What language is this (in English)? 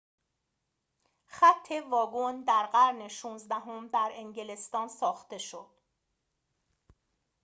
Persian